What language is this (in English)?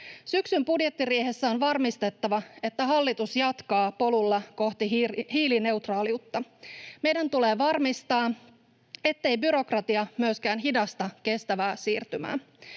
Finnish